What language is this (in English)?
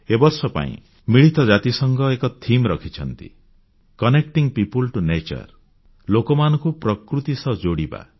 Odia